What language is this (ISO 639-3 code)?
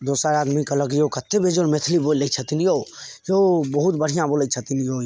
mai